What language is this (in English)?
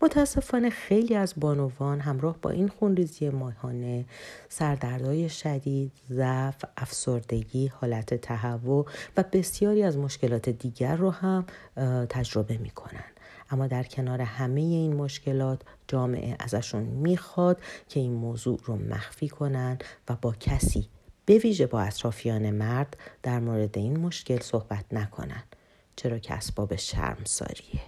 Persian